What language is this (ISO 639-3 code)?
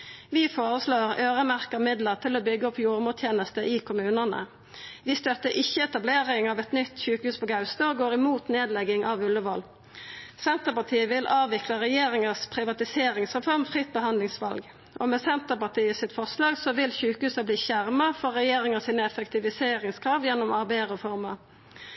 nno